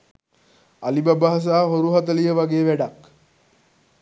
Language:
Sinhala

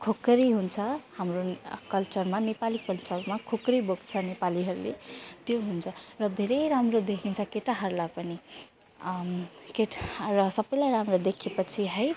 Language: Nepali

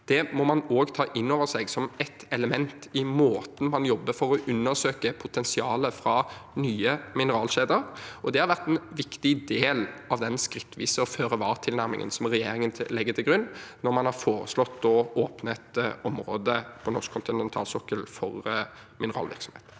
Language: Norwegian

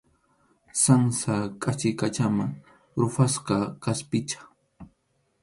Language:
Arequipa-La Unión Quechua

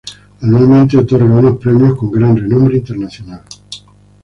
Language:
Spanish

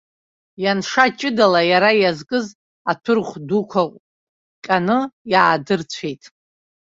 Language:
Abkhazian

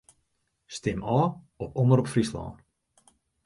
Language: Western Frisian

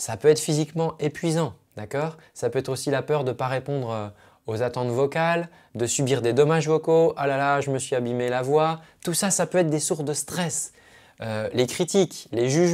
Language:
French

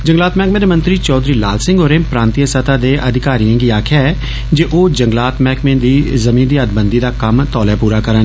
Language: Dogri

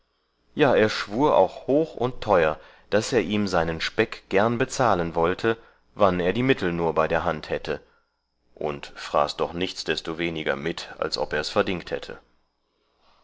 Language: German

